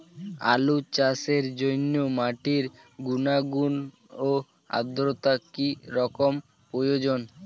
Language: Bangla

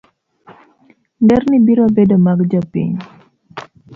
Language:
Luo (Kenya and Tanzania)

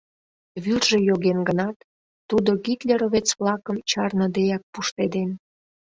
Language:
Mari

